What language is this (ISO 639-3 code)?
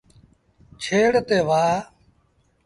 sbn